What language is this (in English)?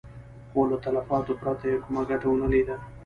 Pashto